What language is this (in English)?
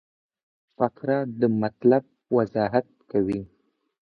Pashto